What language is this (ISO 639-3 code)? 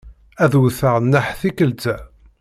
kab